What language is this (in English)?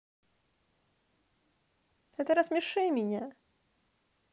Russian